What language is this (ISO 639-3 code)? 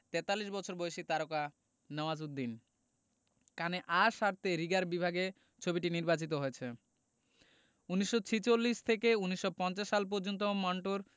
ben